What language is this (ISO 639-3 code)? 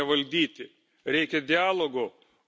lit